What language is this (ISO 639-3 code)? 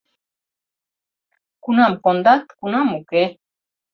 chm